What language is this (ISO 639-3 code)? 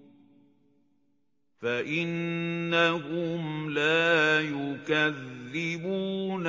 ara